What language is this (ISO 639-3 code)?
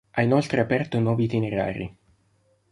ita